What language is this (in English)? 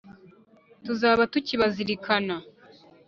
Kinyarwanda